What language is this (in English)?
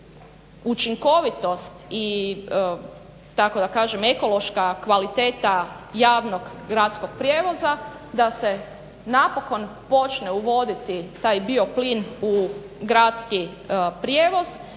Croatian